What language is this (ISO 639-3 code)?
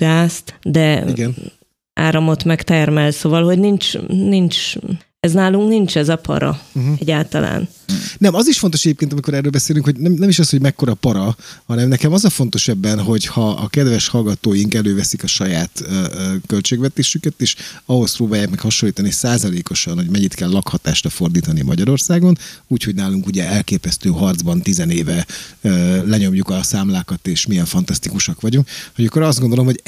hun